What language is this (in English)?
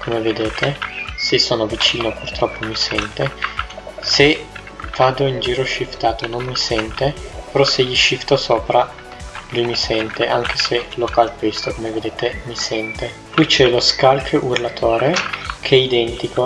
Italian